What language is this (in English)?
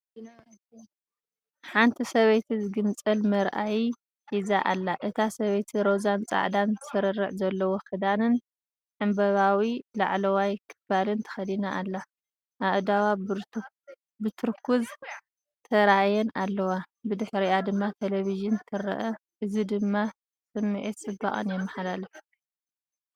Tigrinya